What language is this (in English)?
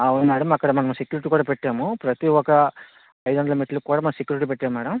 Telugu